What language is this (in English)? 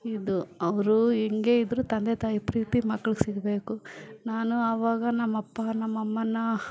Kannada